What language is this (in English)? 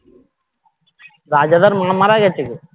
Bangla